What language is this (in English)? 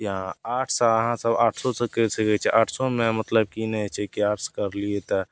Maithili